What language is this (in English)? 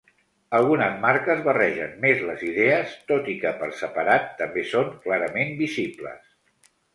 Catalan